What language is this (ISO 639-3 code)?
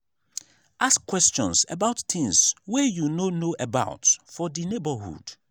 pcm